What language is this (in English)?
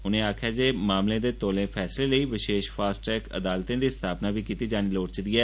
Dogri